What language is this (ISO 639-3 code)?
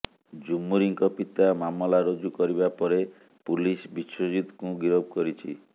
ori